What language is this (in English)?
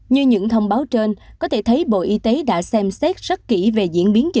Vietnamese